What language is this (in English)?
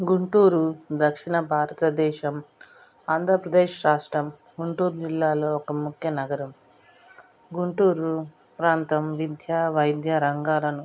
Telugu